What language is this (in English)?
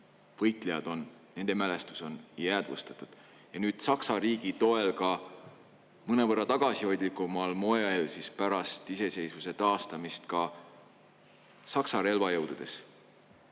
Estonian